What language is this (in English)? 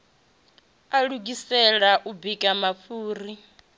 Venda